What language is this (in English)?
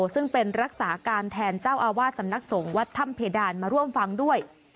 Thai